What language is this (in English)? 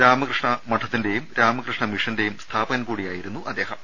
Malayalam